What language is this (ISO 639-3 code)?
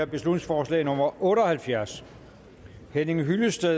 dan